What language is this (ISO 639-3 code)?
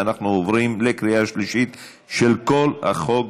heb